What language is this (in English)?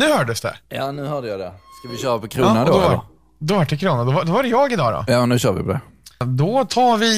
Swedish